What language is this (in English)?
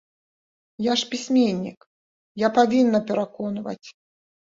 Belarusian